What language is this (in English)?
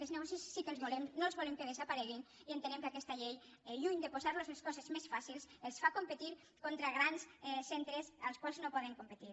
Catalan